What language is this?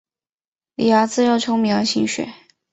Chinese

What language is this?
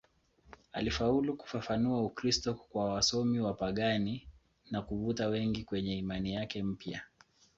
Swahili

